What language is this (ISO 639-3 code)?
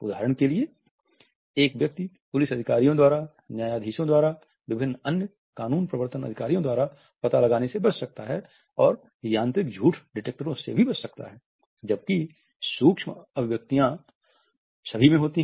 hin